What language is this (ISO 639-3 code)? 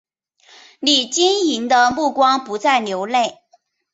zho